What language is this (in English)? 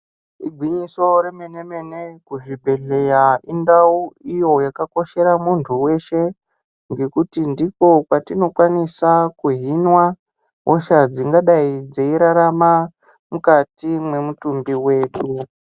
Ndau